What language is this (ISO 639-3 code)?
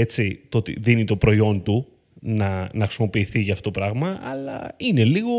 ell